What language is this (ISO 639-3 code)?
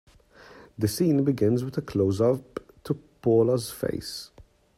eng